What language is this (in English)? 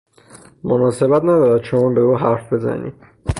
Persian